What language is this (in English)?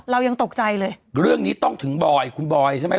Thai